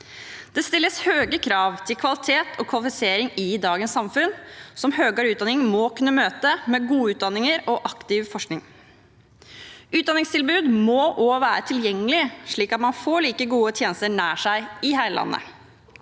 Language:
Norwegian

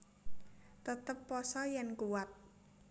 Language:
Javanese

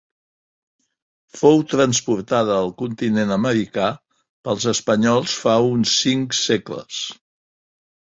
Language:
Catalan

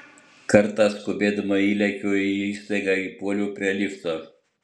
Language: Lithuanian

